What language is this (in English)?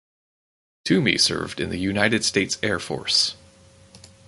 English